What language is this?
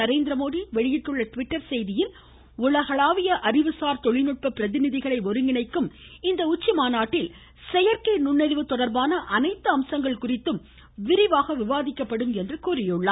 Tamil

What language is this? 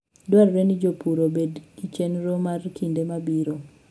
Luo (Kenya and Tanzania)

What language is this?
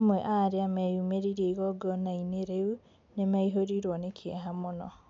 Kikuyu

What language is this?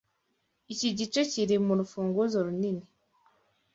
Kinyarwanda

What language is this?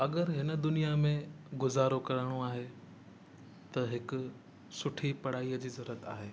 Sindhi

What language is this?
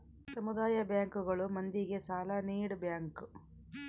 Kannada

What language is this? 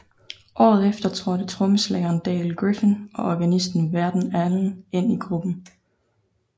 Danish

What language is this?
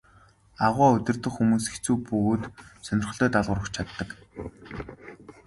Mongolian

